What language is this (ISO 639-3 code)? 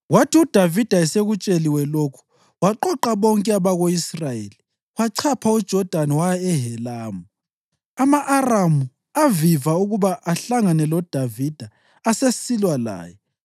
nde